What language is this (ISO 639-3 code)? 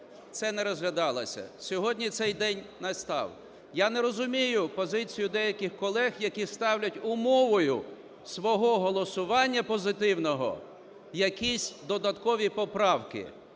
ukr